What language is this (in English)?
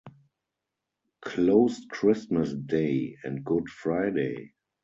English